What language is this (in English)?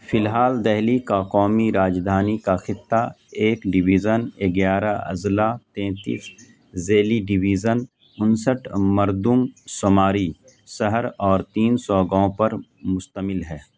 Urdu